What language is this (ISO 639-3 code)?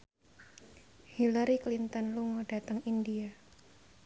jav